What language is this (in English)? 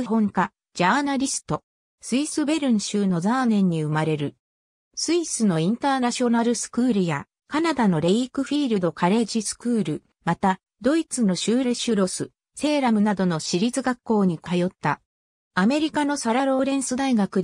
Japanese